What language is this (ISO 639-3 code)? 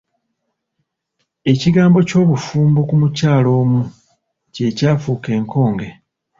lug